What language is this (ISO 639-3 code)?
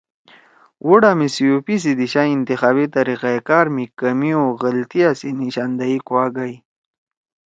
trw